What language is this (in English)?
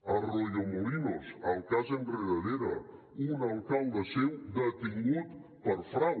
Catalan